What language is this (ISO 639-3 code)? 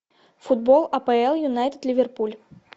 rus